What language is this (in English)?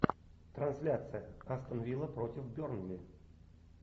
Russian